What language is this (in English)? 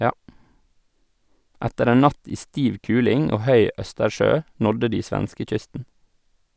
Norwegian